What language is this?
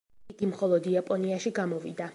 Georgian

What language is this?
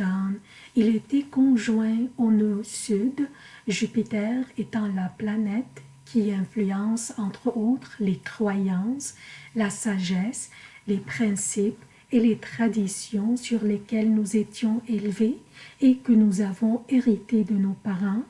French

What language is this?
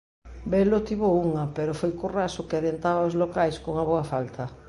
Galician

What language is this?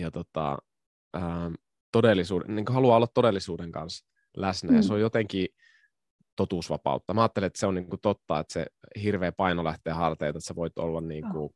Finnish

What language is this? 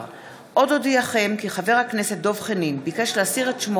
Hebrew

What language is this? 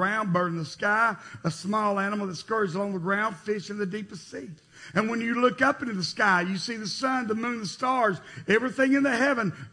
English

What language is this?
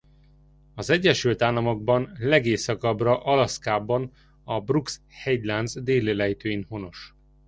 Hungarian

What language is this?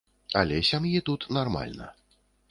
Belarusian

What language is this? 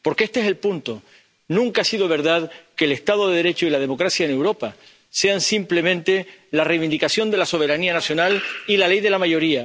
Spanish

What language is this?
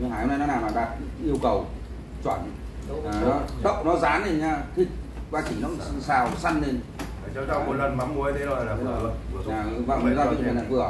Vietnamese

